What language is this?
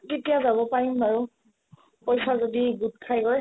Assamese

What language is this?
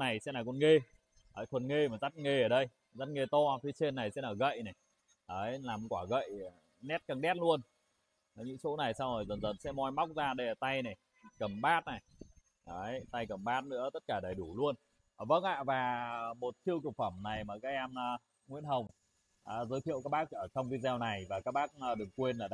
Vietnamese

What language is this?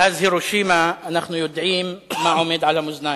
Hebrew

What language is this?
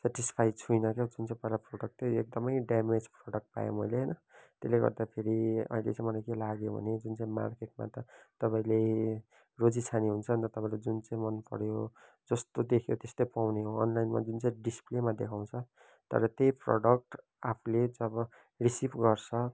Nepali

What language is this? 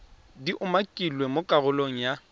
Tswana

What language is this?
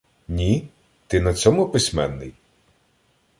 Ukrainian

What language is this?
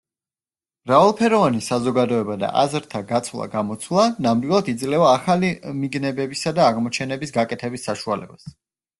Georgian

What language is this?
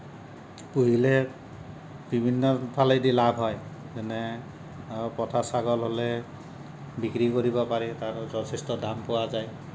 Assamese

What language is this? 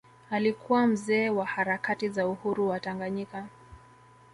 Swahili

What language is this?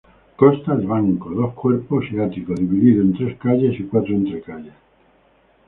Spanish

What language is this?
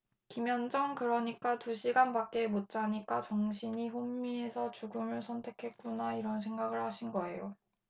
Korean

